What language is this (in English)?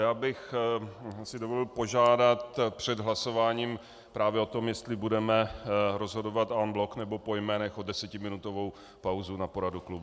Czech